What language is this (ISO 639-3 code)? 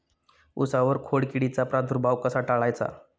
mar